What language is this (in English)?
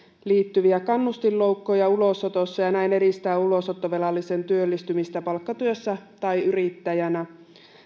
Finnish